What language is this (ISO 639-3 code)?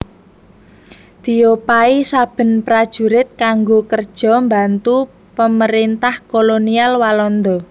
jav